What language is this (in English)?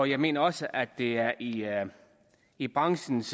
Danish